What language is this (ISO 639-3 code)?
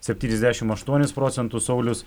lit